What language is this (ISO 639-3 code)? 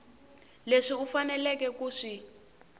tso